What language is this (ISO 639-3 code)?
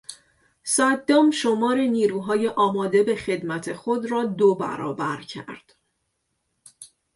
fas